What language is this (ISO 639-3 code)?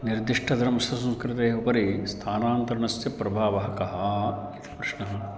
san